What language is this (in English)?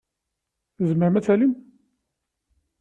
Kabyle